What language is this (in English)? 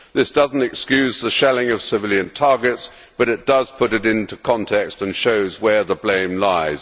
English